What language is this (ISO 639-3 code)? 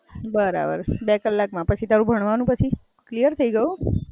guj